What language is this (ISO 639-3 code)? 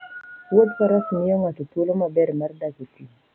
luo